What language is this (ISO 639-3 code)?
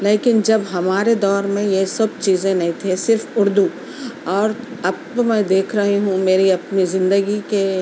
urd